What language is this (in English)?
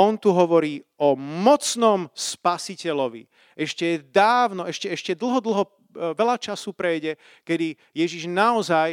Slovak